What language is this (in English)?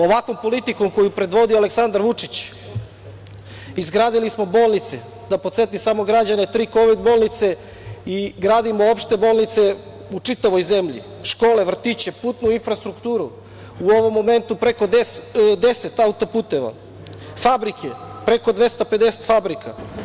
Serbian